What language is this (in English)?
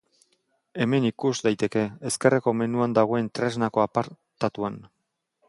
Basque